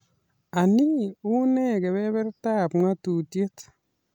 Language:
Kalenjin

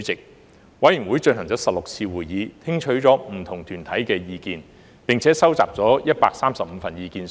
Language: Cantonese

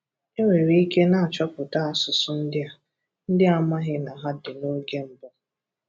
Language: Igbo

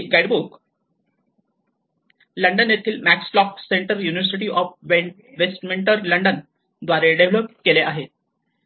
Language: Marathi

